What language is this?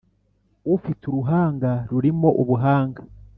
Kinyarwanda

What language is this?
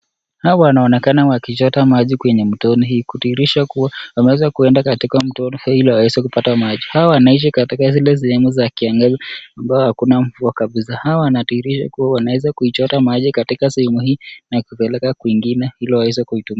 Swahili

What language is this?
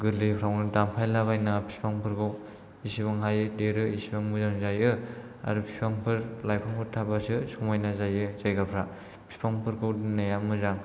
Bodo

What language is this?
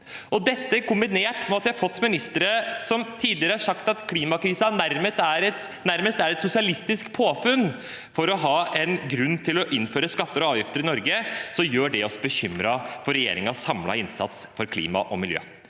Norwegian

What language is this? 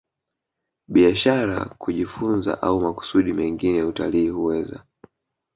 Swahili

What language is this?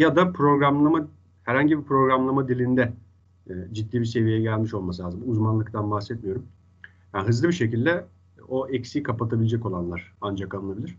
Turkish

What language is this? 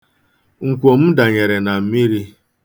Igbo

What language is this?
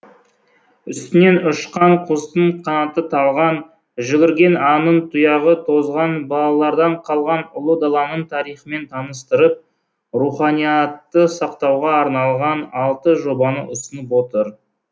Kazakh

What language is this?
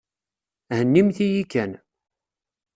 Kabyle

